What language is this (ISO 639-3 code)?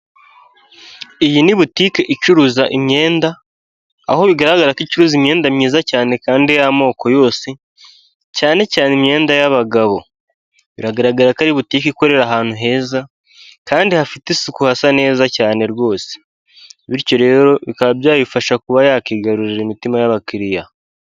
kin